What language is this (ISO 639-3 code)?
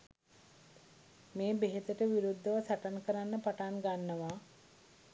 sin